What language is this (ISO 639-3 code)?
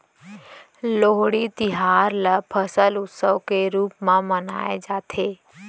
hne